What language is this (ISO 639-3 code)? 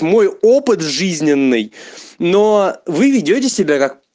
rus